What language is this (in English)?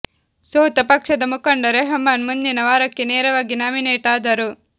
Kannada